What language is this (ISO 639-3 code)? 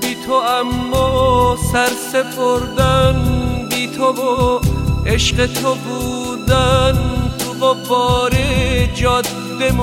fas